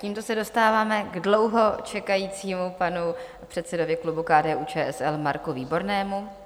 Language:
Czech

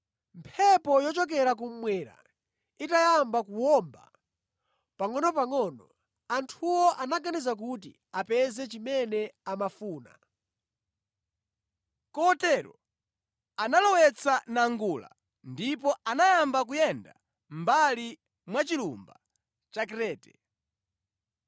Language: Nyanja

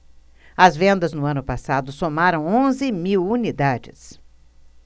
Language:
Portuguese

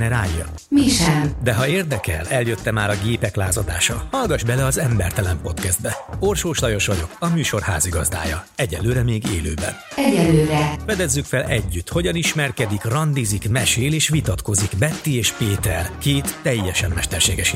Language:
Hungarian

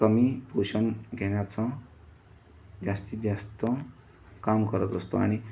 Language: Marathi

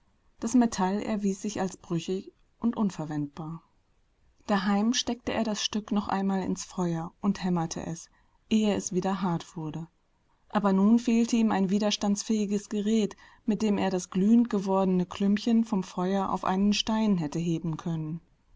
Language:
German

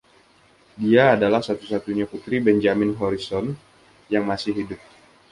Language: Indonesian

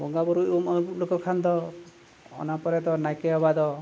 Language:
Santali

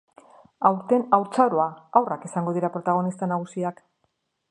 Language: Basque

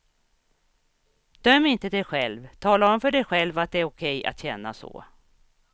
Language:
Swedish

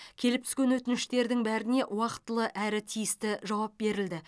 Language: Kazakh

